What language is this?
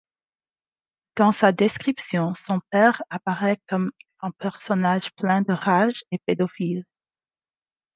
French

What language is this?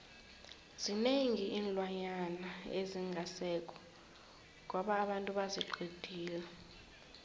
South Ndebele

